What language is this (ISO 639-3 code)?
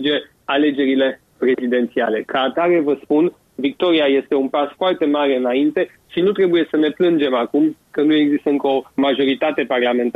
ron